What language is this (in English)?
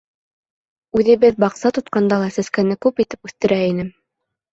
Bashkir